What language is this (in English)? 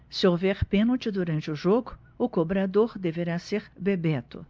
Portuguese